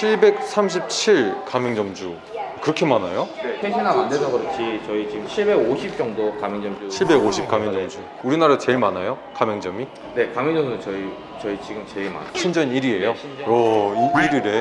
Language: Korean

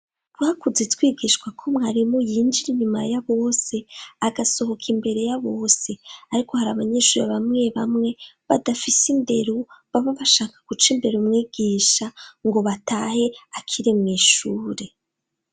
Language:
Rundi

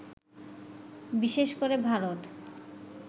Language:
Bangla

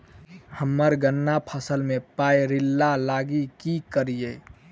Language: Maithili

